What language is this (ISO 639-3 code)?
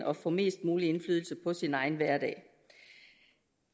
dan